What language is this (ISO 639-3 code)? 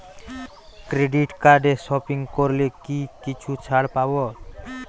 ben